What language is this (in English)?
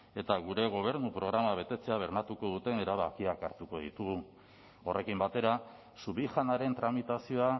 Basque